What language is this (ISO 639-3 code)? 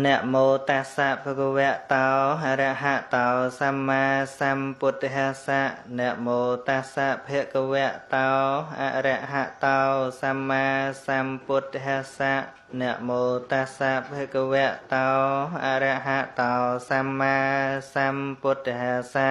tha